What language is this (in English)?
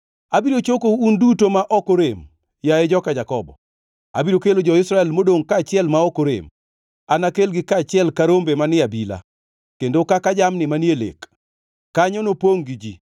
Luo (Kenya and Tanzania)